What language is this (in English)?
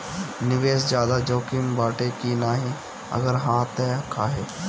Bhojpuri